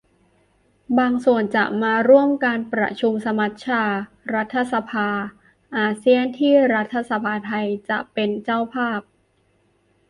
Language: Thai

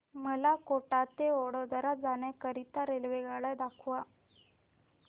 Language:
Marathi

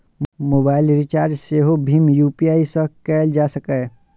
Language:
Maithili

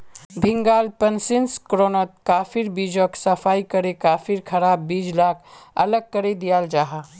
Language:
Magahi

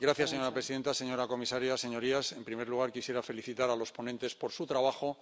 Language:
Spanish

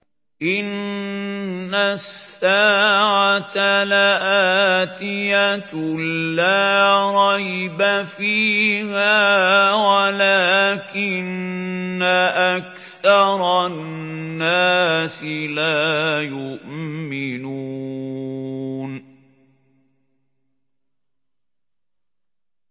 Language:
Arabic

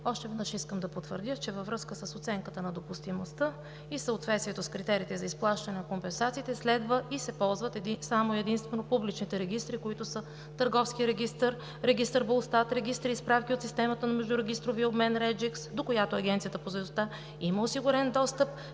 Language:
Bulgarian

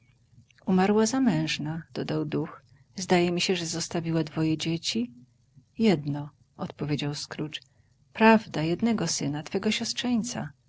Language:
Polish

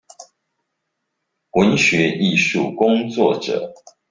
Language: Chinese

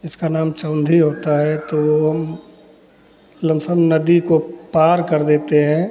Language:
Hindi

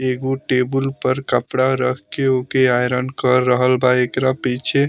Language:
Bhojpuri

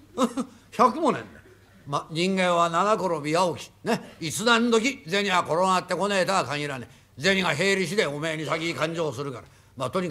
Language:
Japanese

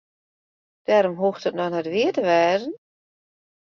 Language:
Western Frisian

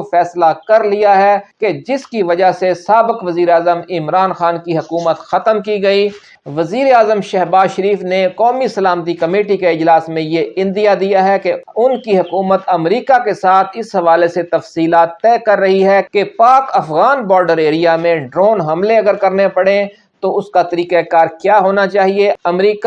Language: Urdu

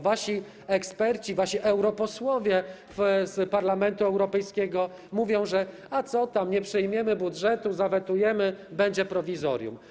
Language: Polish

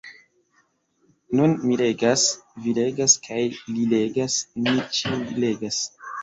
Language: Esperanto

